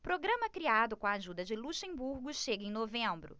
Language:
Portuguese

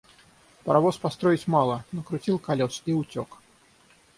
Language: Russian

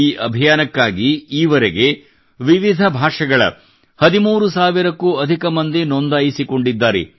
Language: Kannada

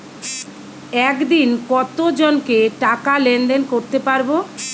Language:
Bangla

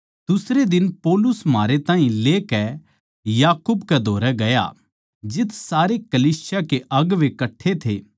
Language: Haryanvi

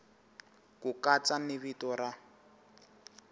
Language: Tsonga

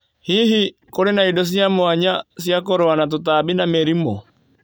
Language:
Kikuyu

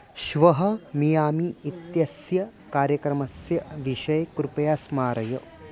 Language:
Sanskrit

